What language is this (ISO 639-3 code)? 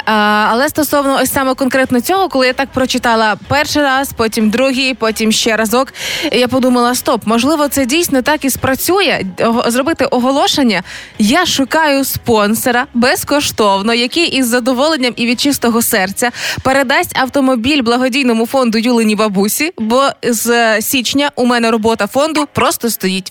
ukr